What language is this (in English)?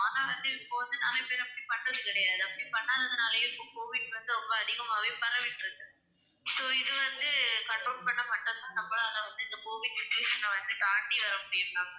Tamil